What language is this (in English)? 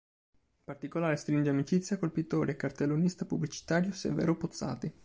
Italian